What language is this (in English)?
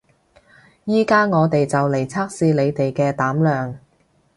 Cantonese